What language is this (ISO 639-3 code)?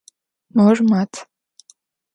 ady